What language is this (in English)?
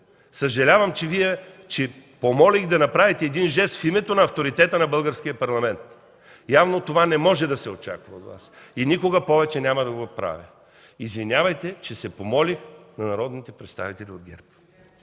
Bulgarian